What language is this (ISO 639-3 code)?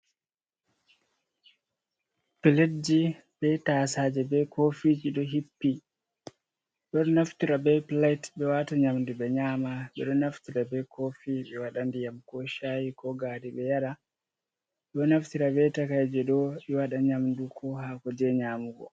ful